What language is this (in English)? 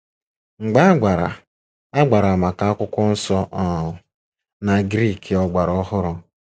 Igbo